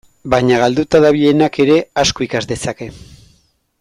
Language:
Basque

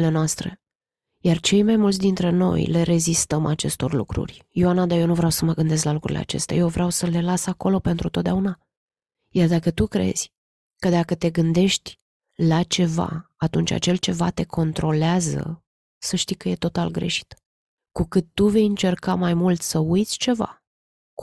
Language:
Romanian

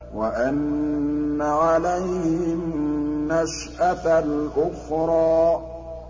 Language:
Arabic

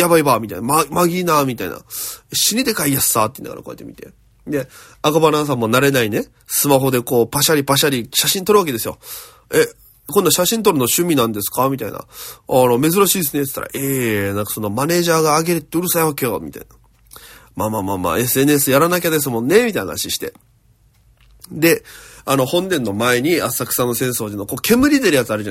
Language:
Japanese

